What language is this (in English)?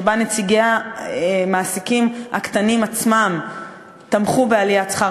Hebrew